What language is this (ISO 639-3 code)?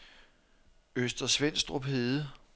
dan